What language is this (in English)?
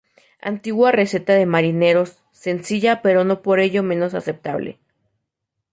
Spanish